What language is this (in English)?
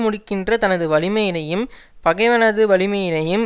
Tamil